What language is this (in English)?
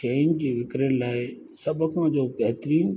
Sindhi